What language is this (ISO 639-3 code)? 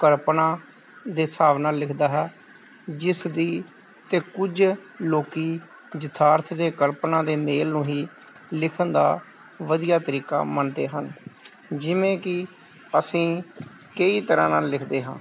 pan